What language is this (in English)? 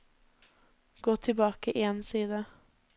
Norwegian